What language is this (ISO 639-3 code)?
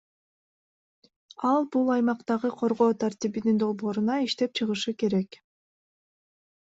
kir